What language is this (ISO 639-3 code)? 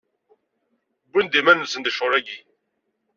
kab